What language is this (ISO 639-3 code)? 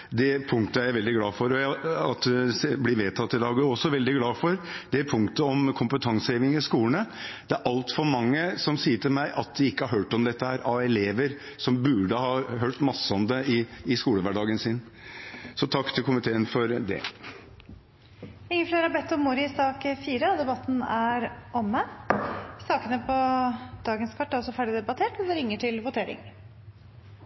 nob